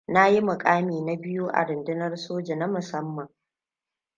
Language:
Hausa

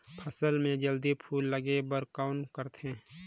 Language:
Chhattisgarhi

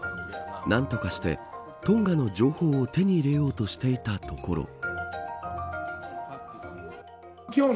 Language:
Japanese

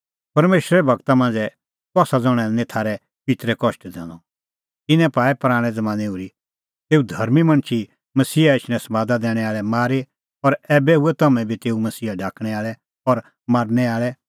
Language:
Kullu Pahari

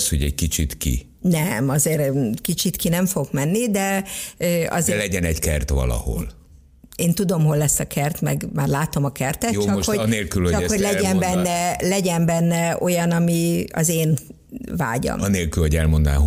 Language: Hungarian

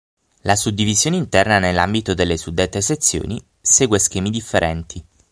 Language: Italian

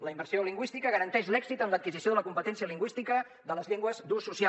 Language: Catalan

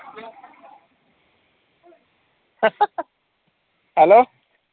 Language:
Malayalam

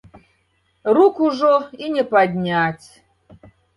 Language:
Belarusian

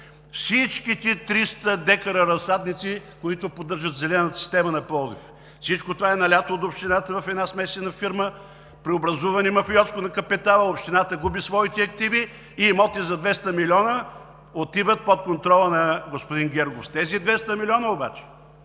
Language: Bulgarian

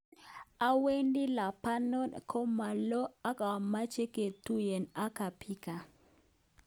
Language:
Kalenjin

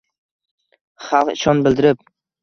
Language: Uzbek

